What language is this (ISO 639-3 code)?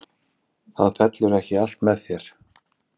isl